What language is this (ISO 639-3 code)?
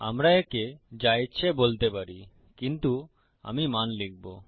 ben